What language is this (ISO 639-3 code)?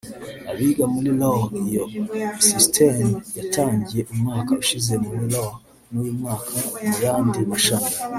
kin